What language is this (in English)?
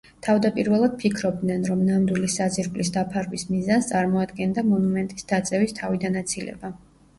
Georgian